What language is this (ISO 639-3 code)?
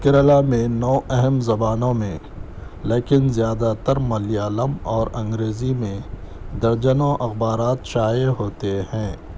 urd